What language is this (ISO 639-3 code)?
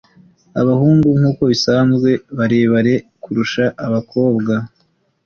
kin